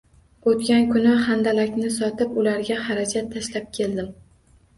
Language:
Uzbek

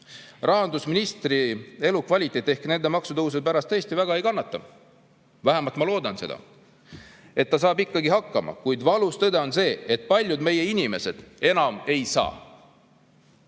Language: Estonian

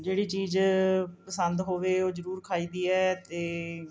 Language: Punjabi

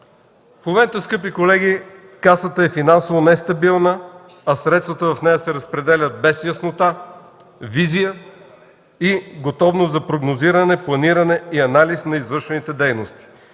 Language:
Bulgarian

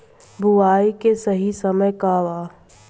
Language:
Bhojpuri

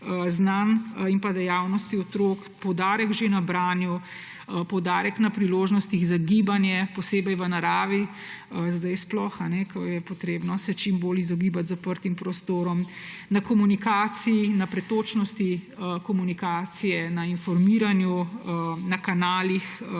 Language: Slovenian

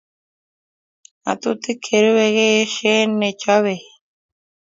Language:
Kalenjin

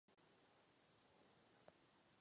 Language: Czech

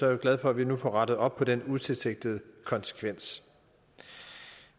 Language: Danish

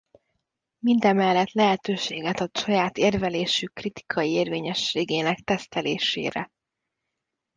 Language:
Hungarian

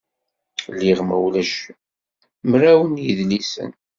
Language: Kabyle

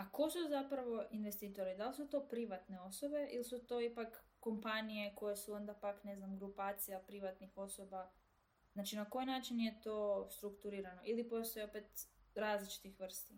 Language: Croatian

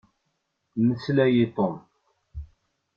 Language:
Kabyle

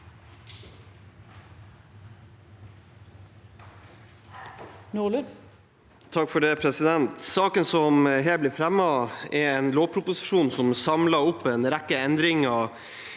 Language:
Norwegian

